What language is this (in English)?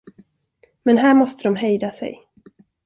Swedish